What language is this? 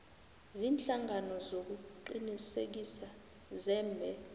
South Ndebele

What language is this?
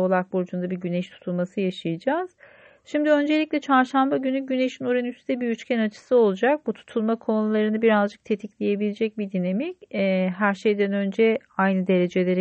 Turkish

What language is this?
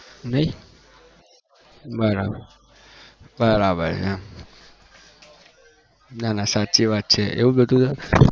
Gujarati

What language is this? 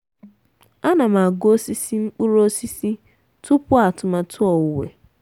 Igbo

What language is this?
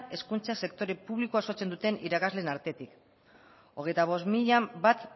Basque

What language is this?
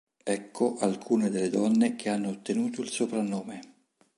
Italian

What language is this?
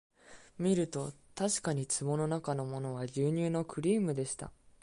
Japanese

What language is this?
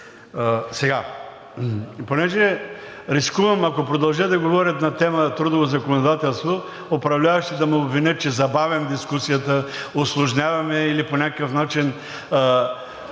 Bulgarian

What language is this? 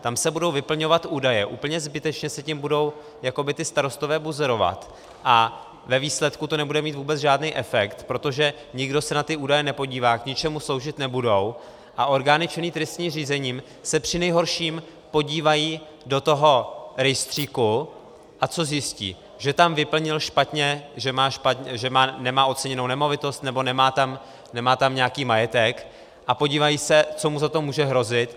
Czech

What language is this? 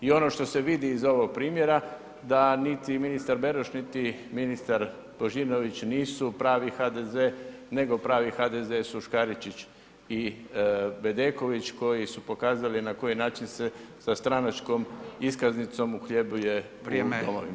Croatian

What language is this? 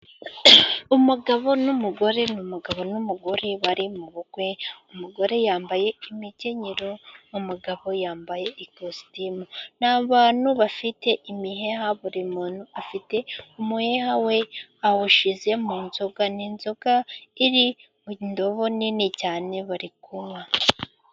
Kinyarwanda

